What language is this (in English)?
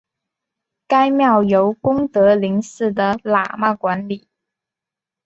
Chinese